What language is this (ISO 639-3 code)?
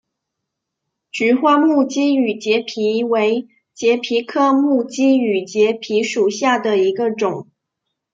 zho